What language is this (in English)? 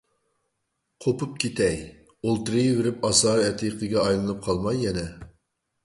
Uyghur